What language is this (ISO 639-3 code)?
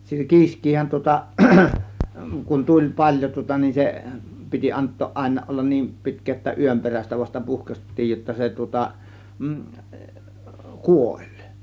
fin